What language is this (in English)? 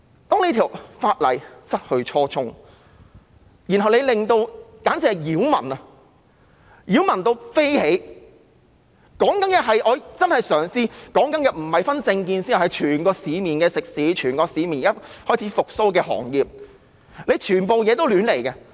Cantonese